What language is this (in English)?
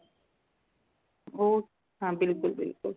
Punjabi